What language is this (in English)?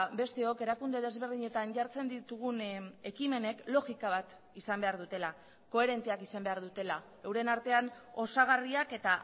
Basque